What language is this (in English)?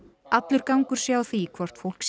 Icelandic